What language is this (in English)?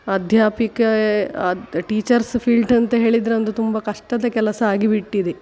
Kannada